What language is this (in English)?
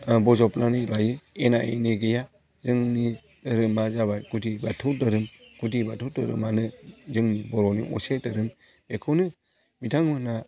Bodo